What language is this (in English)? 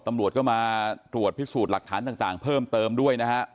Thai